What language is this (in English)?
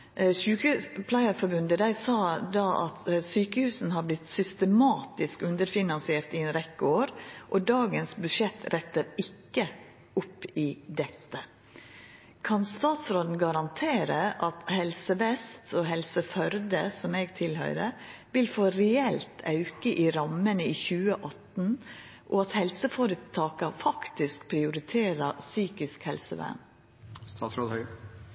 Norwegian Nynorsk